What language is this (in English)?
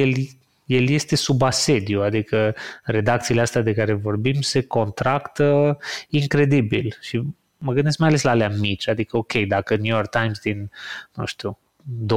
Romanian